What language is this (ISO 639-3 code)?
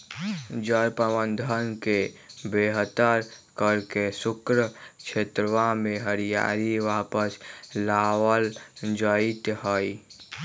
mag